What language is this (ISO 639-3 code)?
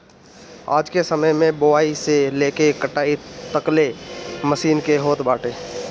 bho